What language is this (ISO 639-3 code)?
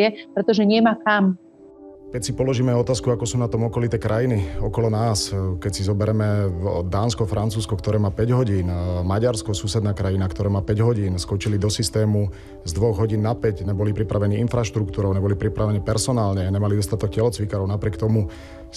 slk